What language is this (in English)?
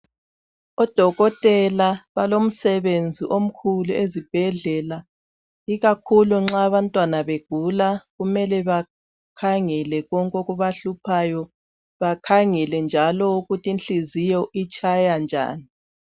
North Ndebele